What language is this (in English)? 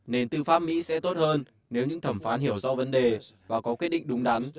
Vietnamese